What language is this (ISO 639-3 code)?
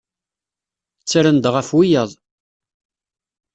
kab